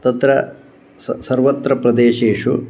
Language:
Sanskrit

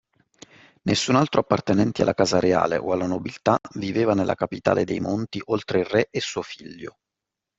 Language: Italian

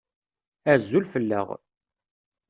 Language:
Kabyle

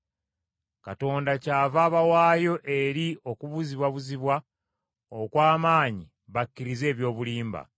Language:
Ganda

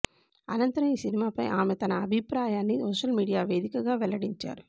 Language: Telugu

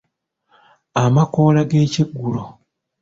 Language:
Ganda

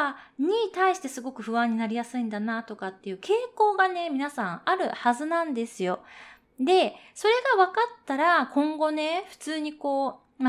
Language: Japanese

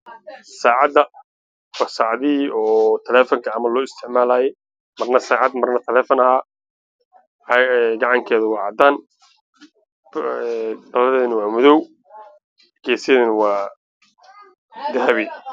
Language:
Somali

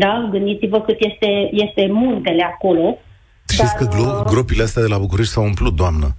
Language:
Romanian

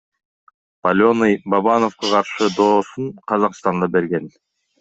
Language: Kyrgyz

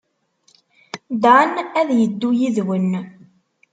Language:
Kabyle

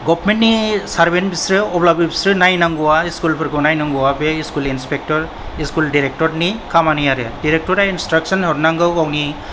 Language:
Bodo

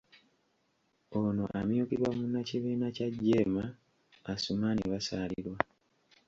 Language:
Ganda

